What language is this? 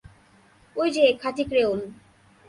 Bangla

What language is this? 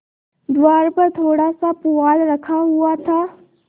Hindi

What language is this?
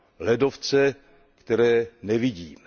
Czech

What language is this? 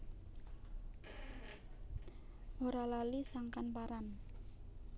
Javanese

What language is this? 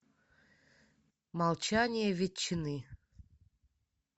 Russian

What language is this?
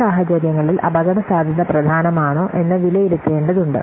Malayalam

